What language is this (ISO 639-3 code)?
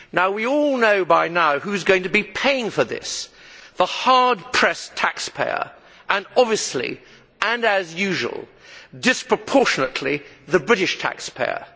eng